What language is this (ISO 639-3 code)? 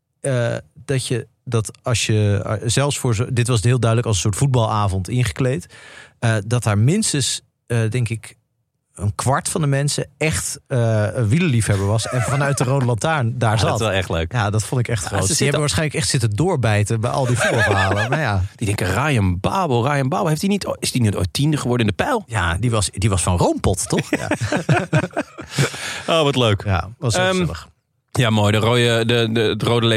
nld